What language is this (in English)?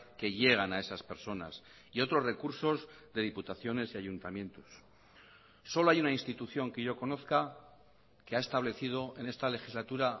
Spanish